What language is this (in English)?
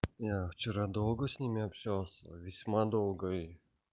Russian